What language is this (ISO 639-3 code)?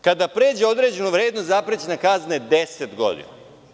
srp